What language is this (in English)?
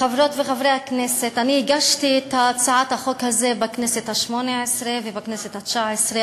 Hebrew